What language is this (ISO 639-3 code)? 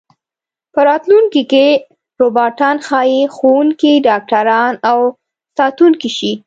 pus